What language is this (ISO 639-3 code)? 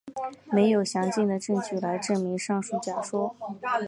zho